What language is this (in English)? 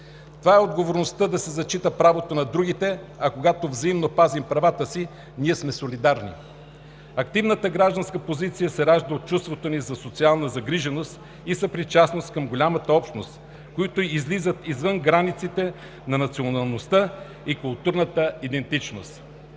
Bulgarian